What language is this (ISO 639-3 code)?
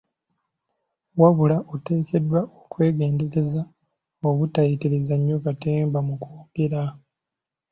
lug